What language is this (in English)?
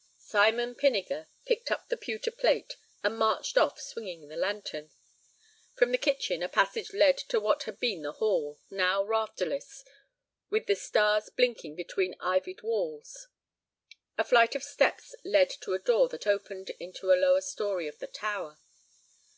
English